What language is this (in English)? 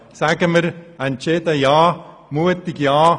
Swiss German